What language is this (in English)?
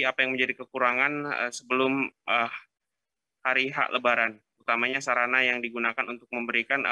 Indonesian